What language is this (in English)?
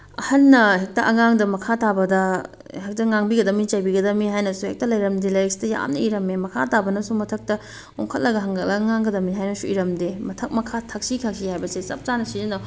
Manipuri